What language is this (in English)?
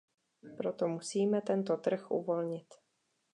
Czech